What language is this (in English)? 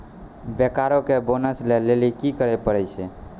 Maithili